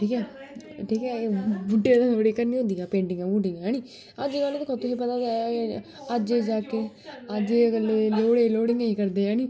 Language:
Dogri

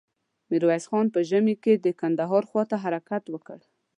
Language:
Pashto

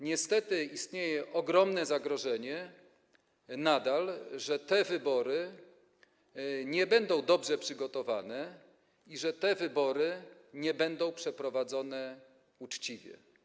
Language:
Polish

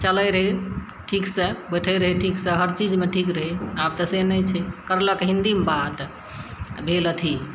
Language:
Maithili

